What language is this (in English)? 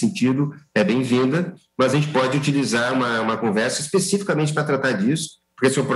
Portuguese